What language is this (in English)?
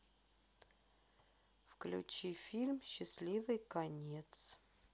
Russian